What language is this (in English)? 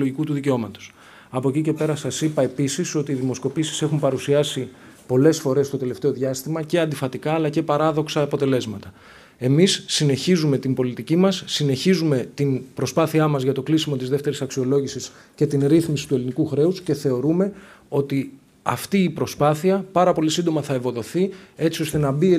Greek